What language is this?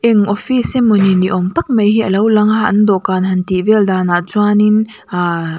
Mizo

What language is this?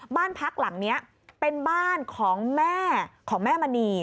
Thai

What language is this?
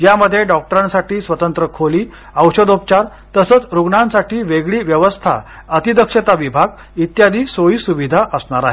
Marathi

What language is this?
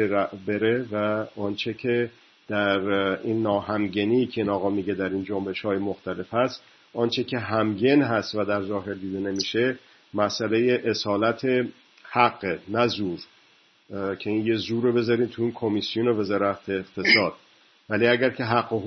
Persian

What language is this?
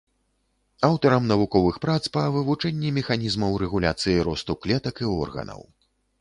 Belarusian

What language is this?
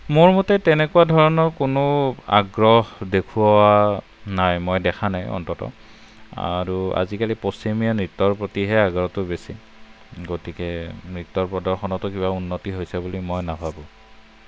Assamese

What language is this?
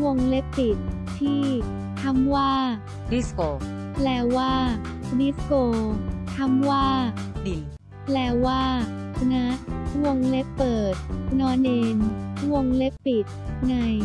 Thai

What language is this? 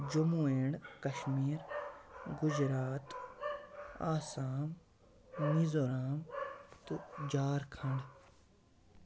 Kashmiri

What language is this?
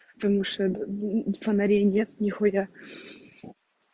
Russian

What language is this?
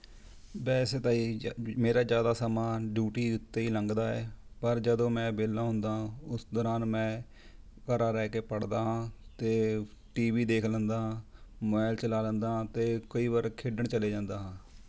Punjabi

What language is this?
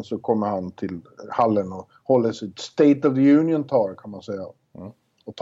Swedish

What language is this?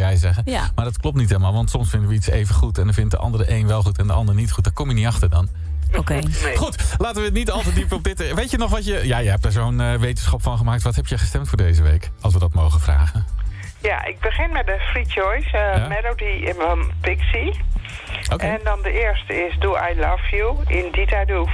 Dutch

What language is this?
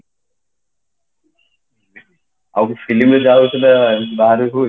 Odia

